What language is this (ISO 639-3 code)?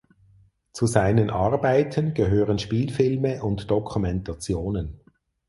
deu